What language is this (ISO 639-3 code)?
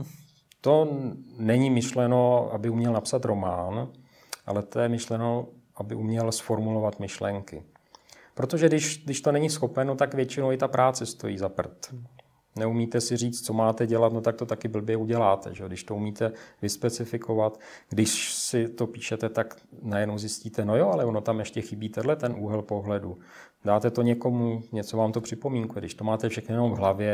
ces